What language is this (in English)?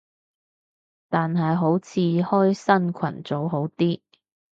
Cantonese